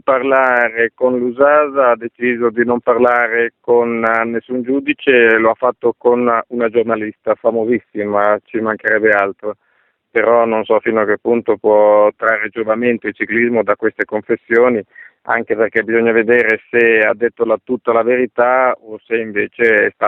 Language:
Italian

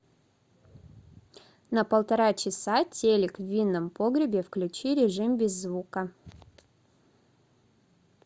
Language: Russian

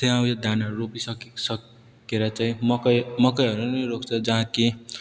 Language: Nepali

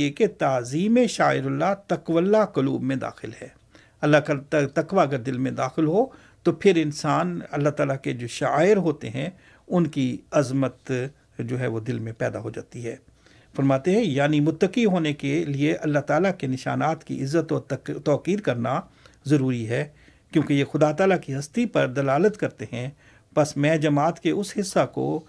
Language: Urdu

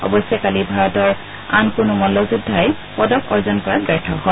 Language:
Assamese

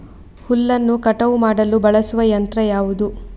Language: Kannada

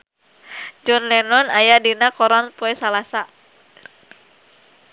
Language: Sundanese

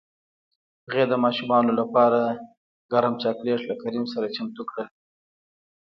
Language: Pashto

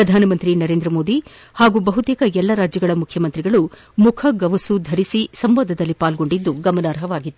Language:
Kannada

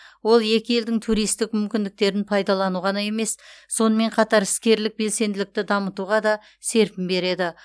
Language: Kazakh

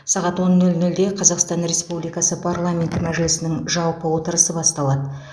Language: Kazakh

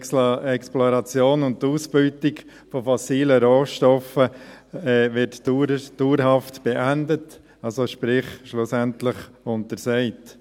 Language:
Swiss German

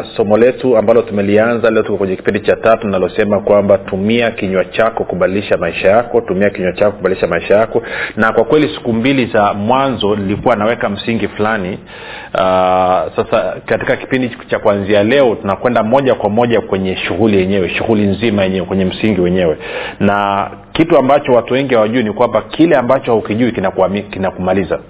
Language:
Swahili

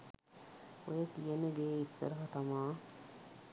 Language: Sinhala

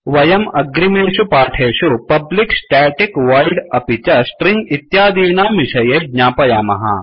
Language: Sanskrit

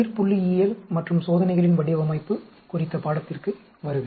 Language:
Tamil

